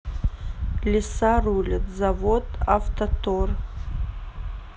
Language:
Russian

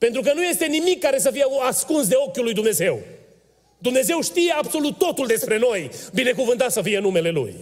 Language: Romanian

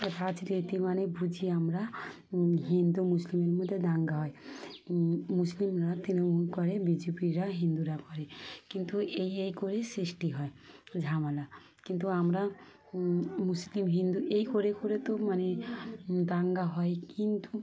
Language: Bangla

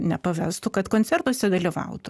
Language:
Lithuanian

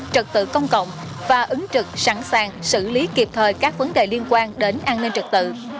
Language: Vietnamese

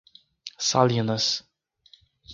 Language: Portuguese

